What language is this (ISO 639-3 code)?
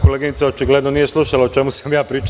srp